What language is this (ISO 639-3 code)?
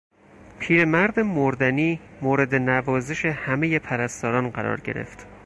fas